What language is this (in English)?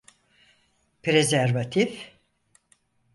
Turkish